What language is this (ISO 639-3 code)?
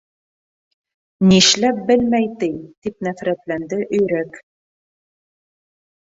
bak